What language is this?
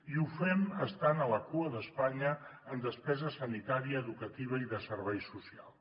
Catalan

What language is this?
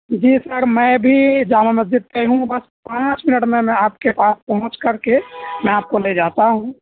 Urdu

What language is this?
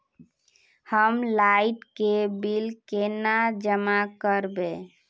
Magahi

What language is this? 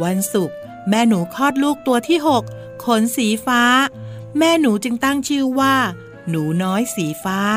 Thai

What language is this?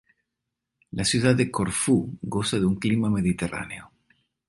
Spanish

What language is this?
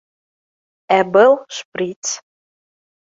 Bashkir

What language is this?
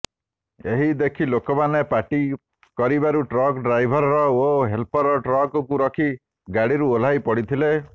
Odia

